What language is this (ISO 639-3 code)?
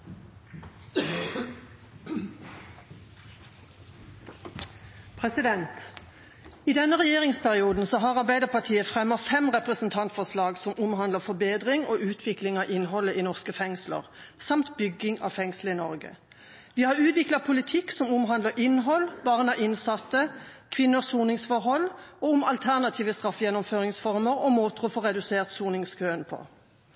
nor